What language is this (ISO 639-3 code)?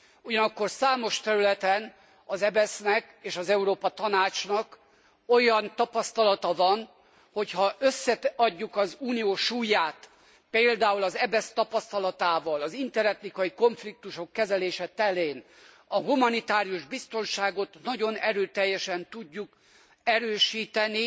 hun